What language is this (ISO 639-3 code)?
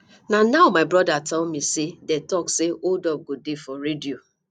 pcm